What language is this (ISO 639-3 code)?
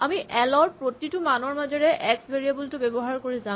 asm